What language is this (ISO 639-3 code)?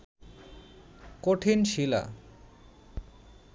ben